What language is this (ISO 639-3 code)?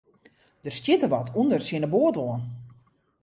fry